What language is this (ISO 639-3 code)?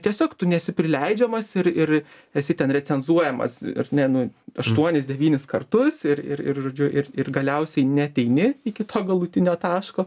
lit